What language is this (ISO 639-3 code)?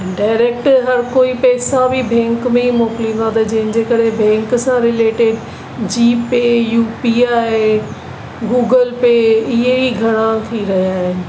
snd